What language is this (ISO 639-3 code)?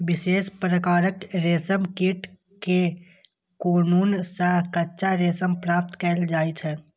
mai